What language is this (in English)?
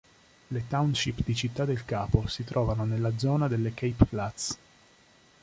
Italian